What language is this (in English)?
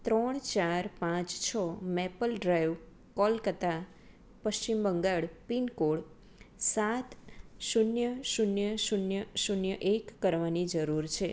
Gujarati